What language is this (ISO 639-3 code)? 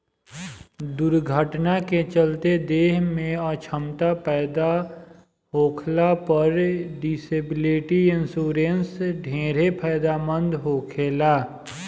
bho